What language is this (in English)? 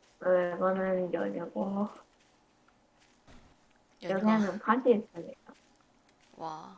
Korean